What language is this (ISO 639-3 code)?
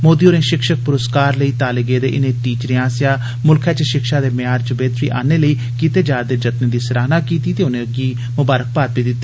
doi